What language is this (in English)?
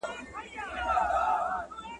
Pashto